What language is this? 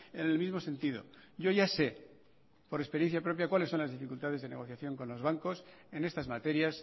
Spanish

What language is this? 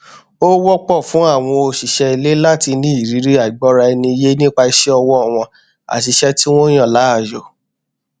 Yoruba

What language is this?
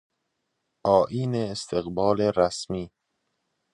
Persian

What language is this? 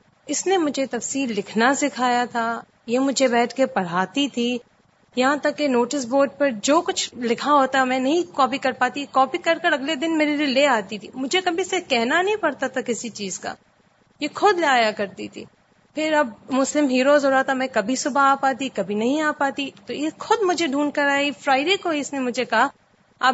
Urdu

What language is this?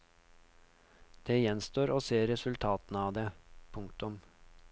Norwegian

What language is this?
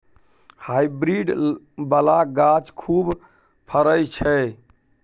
Maithili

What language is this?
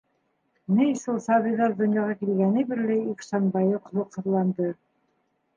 Bashkir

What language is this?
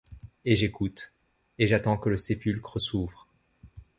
French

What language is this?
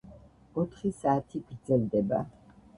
Georgian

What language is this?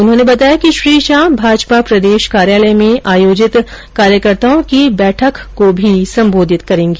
Hindi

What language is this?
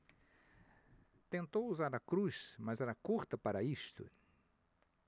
Portuguese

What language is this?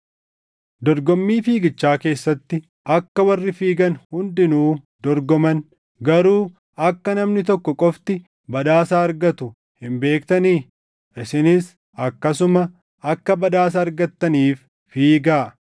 Oromo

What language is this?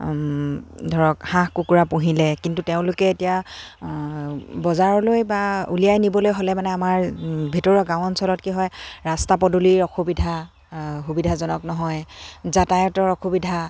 Assamese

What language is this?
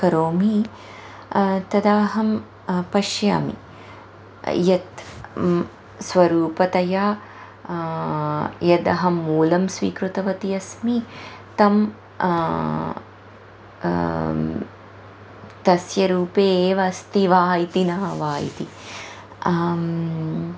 Sanskrit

